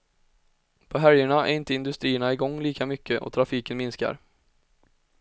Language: Swedish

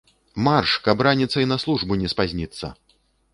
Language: Belarusian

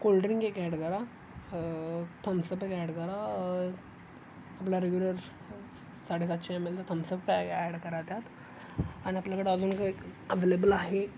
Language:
Marathi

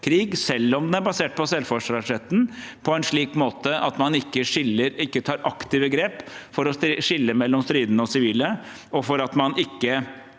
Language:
Norwegian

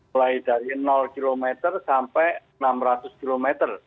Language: Indonesian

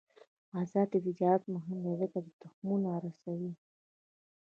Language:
Pashto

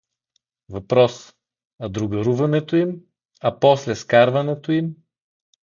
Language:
Bulgarian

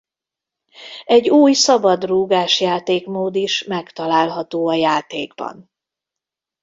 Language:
Hungarian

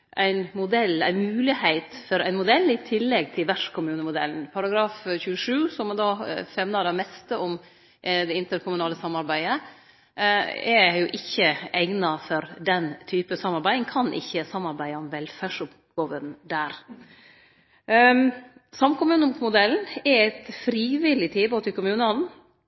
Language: Norwegian Nynorsk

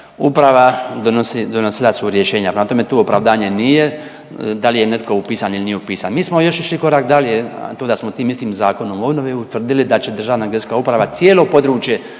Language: Croatian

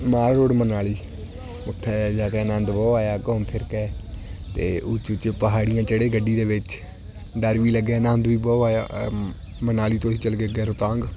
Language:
Punjabi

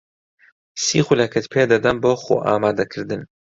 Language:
Central Kurdish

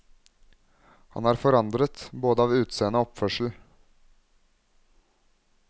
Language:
Norwegian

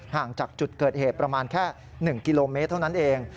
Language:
Thai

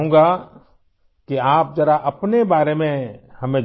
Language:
Urdu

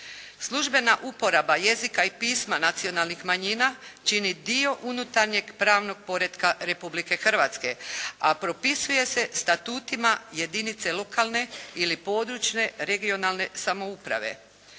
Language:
Croatian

